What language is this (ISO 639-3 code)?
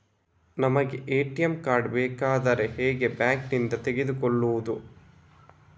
kan